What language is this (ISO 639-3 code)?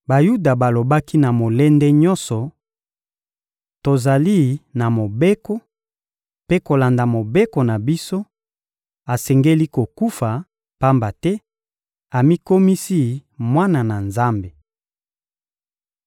lin